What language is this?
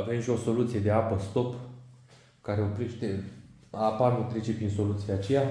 Romanian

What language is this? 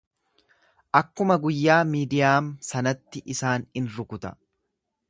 Oromo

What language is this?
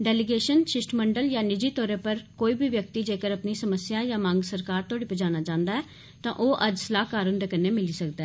Dogri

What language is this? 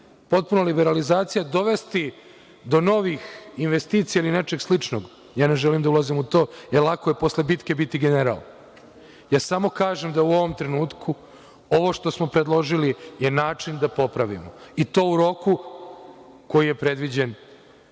Serbian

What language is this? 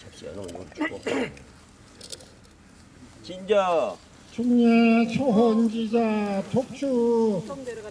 Korean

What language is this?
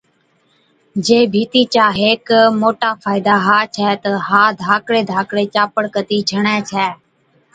Od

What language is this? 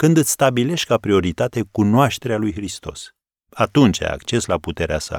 Romanian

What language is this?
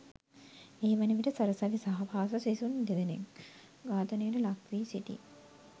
Sinhala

